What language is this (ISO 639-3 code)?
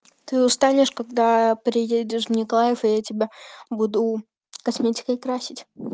rus